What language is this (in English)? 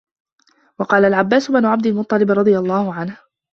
Arabic